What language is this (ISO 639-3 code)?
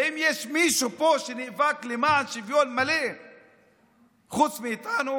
heb